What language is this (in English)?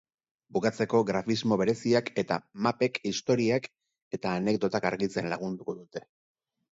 Basque